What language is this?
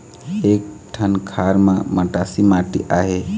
Chhattisgarhi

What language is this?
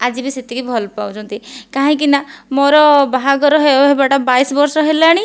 Odia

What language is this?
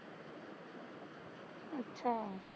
Punjabi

